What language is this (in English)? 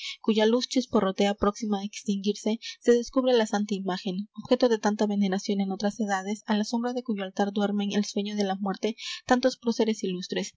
Spanish